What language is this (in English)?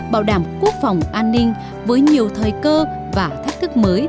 Vietnamese